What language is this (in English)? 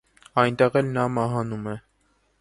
Armenian